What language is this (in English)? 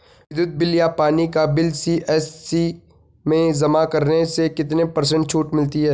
Hindi